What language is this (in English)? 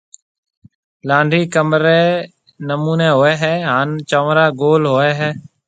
Marwari (Pakistan)